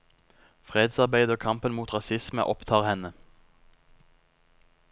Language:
Norwegian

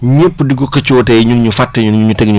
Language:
Wolof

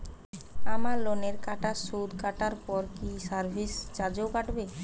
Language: Bangla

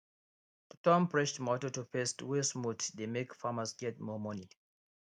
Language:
Nigerian Pidgin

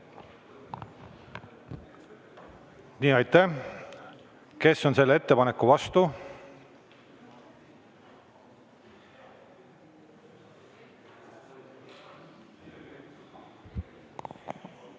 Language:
Estonian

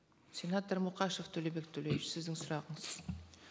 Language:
Kazakh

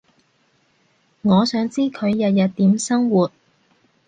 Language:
Cantonese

